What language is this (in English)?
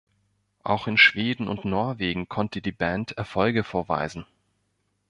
German